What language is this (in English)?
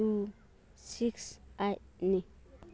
Manipuri